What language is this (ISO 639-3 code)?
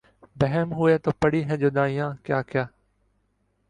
urd